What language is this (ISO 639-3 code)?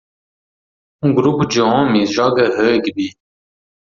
por